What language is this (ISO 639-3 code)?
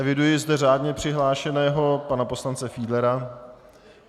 ces